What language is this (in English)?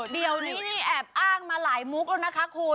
Thai